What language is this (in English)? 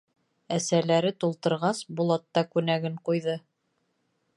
Bashkir